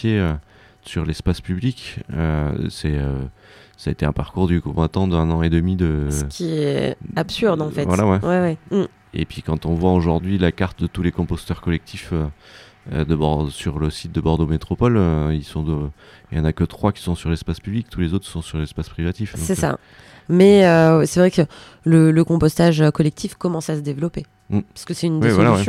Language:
French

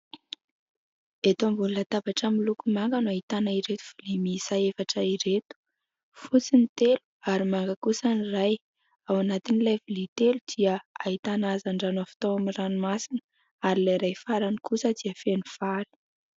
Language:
Malagasy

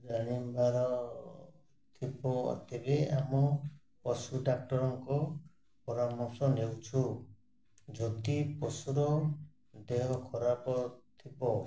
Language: Odia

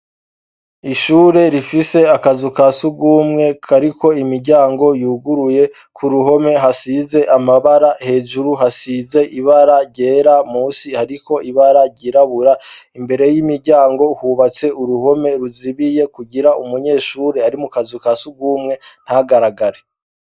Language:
Rundi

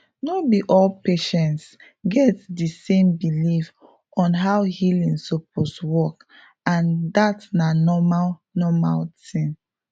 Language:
Nigerian Pidgin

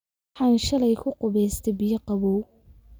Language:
Somali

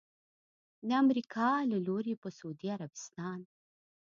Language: Pashto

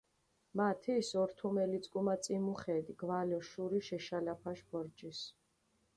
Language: Mingrelian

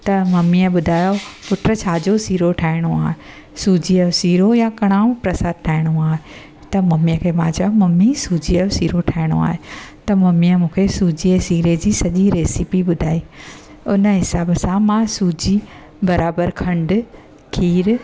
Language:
Sindhi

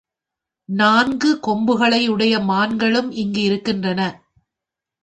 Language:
Tamil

